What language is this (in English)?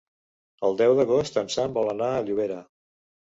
Catalan